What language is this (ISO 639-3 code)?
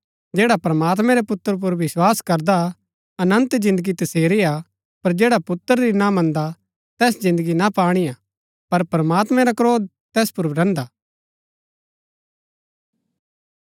gbk